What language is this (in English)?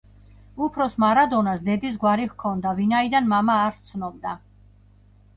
Georgian